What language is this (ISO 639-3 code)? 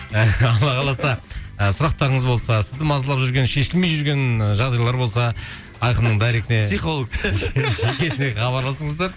kaz